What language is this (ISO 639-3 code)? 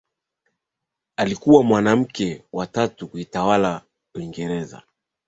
swa